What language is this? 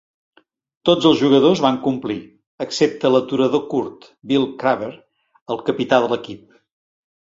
Catalan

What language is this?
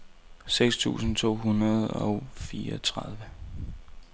Danish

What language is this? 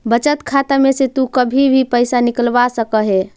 Magahi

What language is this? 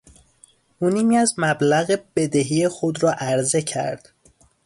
Persian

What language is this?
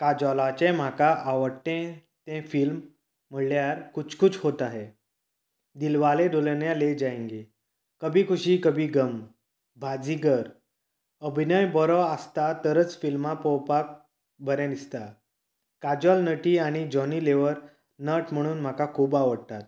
Konkani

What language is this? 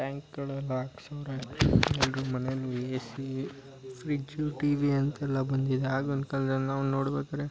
Kannada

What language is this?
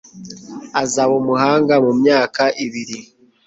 Kinyarwanda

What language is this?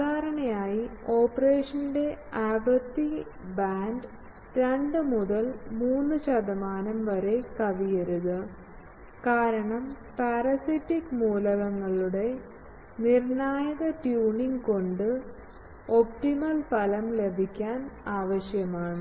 Malayalam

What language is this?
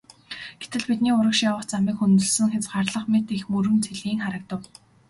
Mongolian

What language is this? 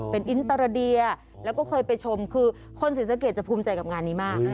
Thai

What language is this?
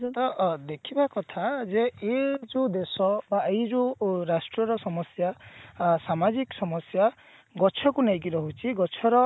Odia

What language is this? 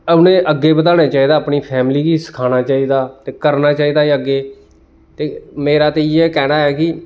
Dogri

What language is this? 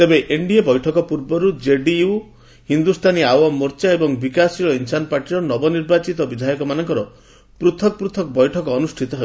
Odia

